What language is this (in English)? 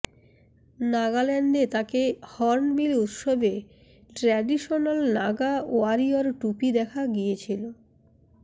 Bangla